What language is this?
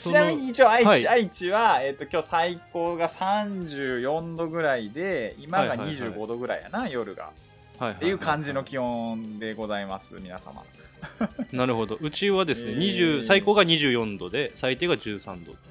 Japanese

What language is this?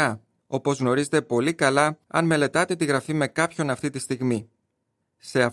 Greek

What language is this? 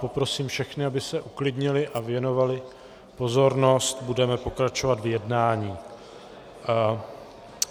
Czech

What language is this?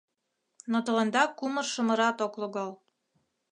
Mari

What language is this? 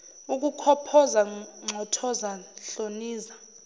Zulu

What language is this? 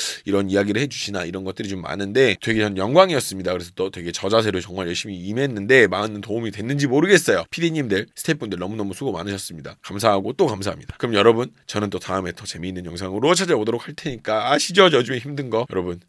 Korean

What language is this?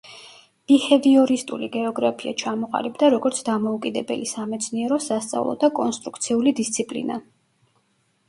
Georgian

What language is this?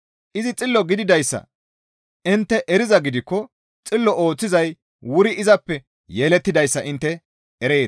Gamo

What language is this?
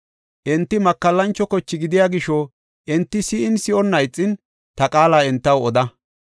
Gofa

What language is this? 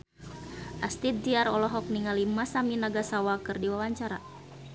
Sundanese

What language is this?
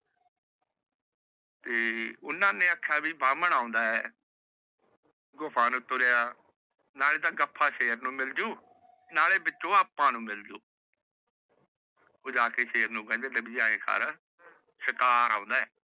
Punjabi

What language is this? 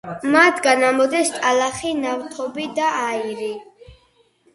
Georgian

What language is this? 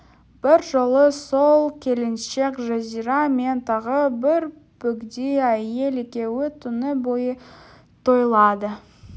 Kazakh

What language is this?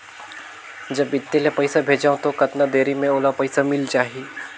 Chhattisgarhi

